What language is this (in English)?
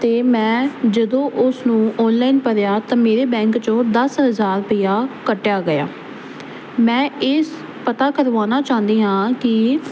Punjabi